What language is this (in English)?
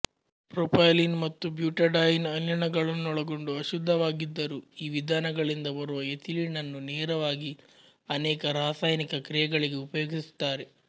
Kannada